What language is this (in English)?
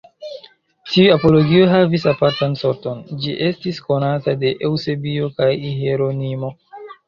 Esperanto